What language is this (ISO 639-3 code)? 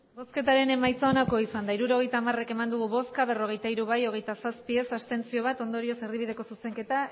eus